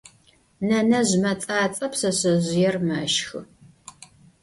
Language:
Adyghe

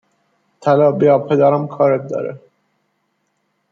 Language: Persian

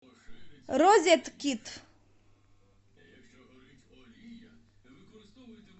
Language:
Russian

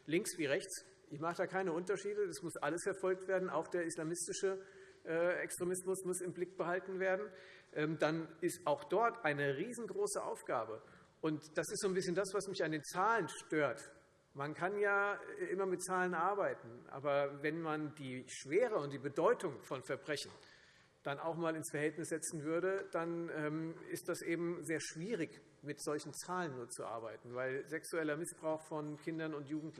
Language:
German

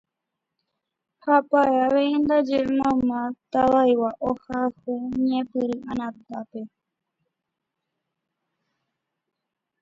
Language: Guarani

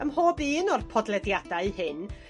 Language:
Welsh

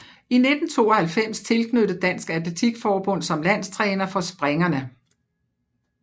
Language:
Danish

